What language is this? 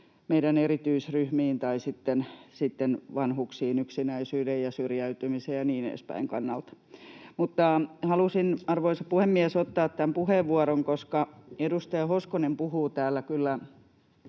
Finnish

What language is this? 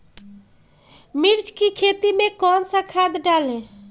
Magahi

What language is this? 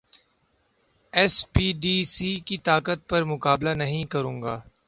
Urdu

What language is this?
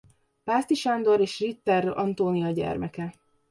Hungarian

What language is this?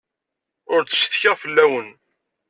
Kabyle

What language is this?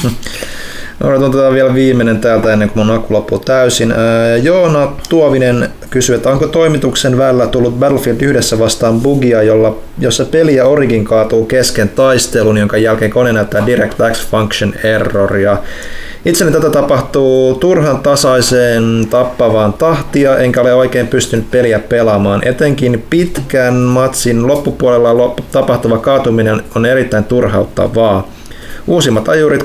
Finnish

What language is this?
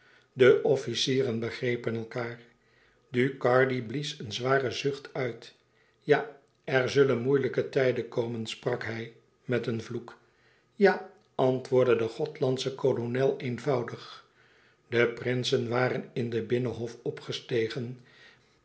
Dutch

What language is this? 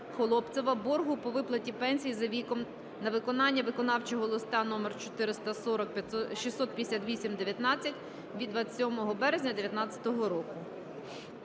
Ukrainian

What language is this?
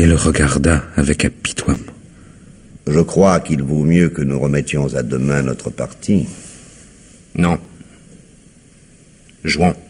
French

